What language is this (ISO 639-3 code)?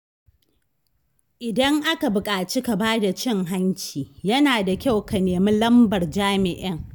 hau